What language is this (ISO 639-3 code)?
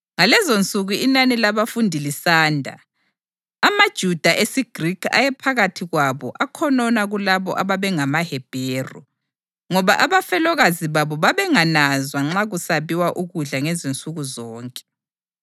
nde